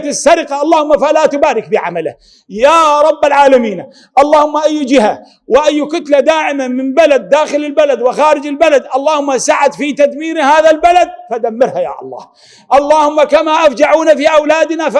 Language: Arabic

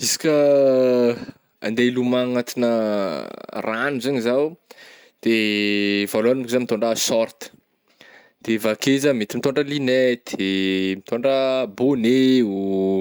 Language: Northern Betsimisaraka Malagasy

